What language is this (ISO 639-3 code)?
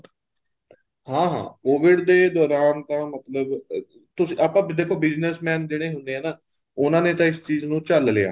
pan